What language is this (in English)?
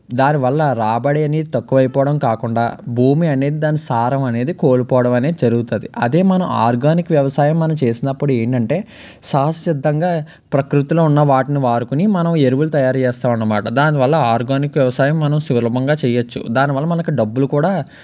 Telugu